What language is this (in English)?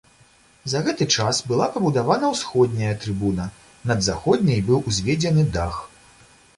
Belarusian